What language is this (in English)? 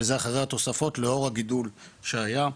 Hebrew